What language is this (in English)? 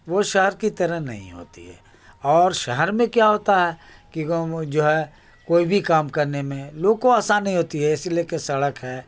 Urdu